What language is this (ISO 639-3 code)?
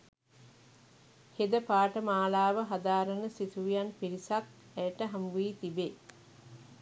sin